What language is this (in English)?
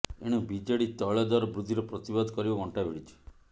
Odia